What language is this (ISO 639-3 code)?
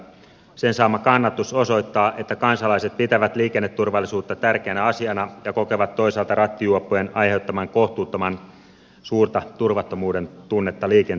fin